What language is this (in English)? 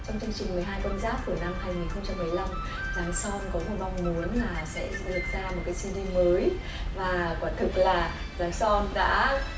Vietnamese